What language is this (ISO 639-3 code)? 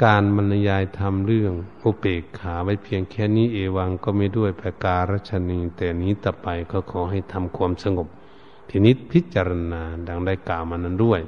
tha